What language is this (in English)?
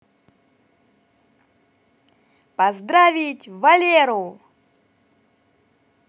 Russian